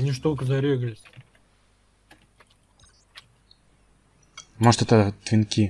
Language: Russian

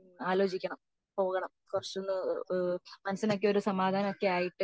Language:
Malayalam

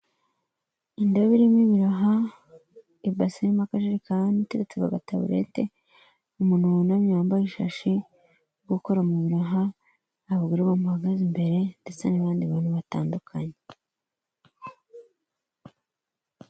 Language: Kinyarwanda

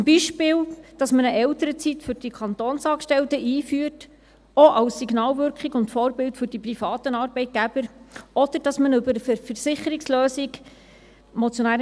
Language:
Swiss German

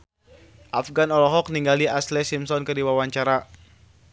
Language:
Sundanese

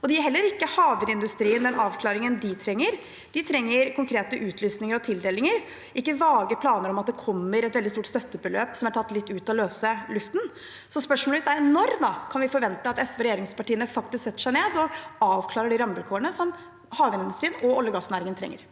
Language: Norwegian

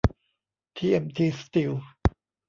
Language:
Thai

